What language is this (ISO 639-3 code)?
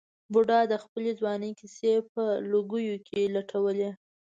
pus